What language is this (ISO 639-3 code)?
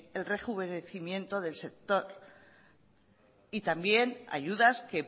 spa